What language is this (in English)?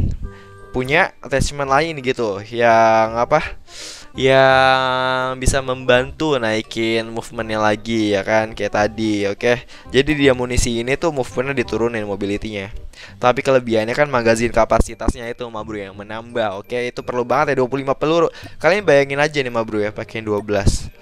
Indonesian